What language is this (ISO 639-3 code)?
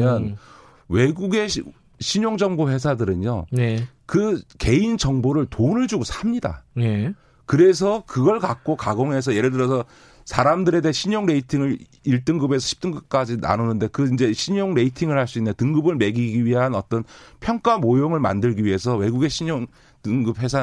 kor